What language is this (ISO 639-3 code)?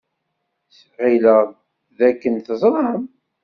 kab